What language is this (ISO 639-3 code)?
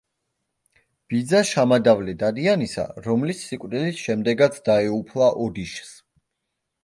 kat